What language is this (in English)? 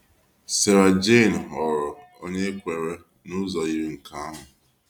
Igbo